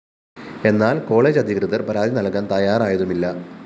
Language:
Malayalam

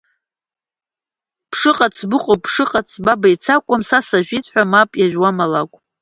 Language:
Abkhazian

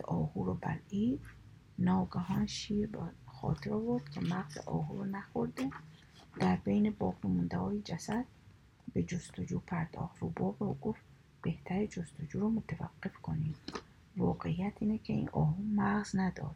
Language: Persian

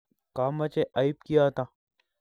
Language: Kalenjin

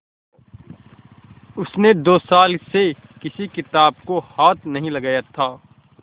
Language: Hindi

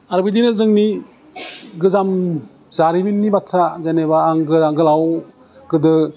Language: Bodo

